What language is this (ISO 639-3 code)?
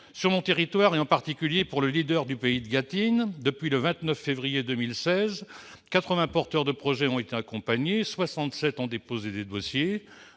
fra